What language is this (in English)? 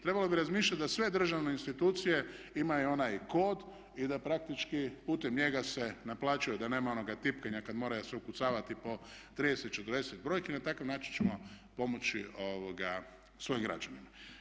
Croatian